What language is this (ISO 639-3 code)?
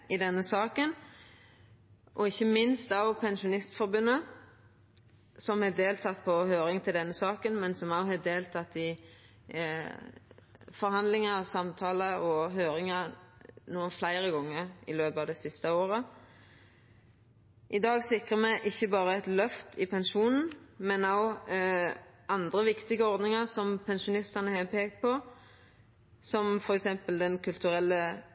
nno